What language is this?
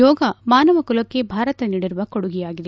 Kannada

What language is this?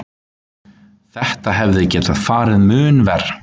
Icelandic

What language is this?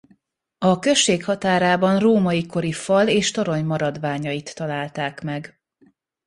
Hungarian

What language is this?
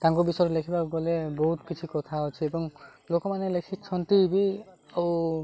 Odia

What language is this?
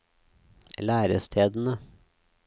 Norwegian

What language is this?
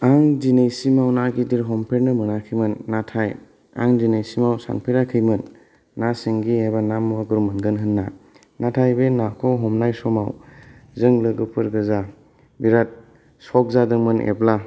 Bodo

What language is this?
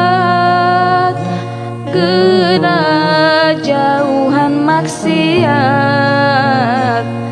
Indonesian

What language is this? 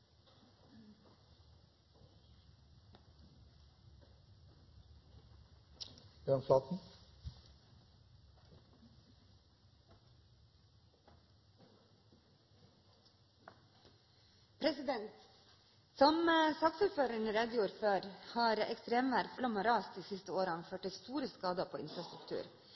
Norwegian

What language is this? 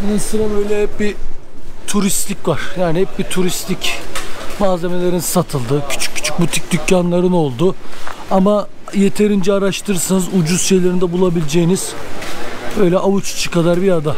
Turkish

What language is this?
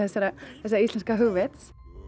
Icelandic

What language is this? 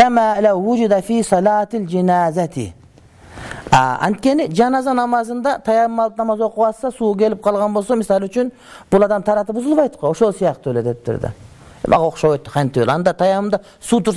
Arabic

